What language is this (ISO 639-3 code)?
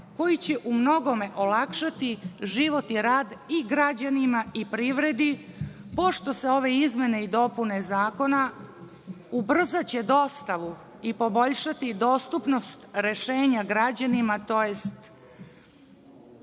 srp